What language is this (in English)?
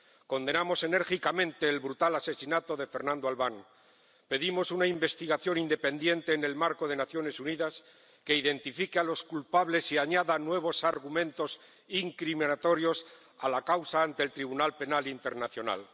Spanish